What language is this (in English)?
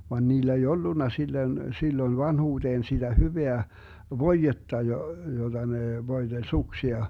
Finnish